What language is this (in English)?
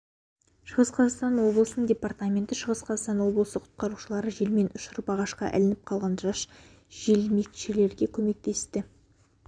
Kazakh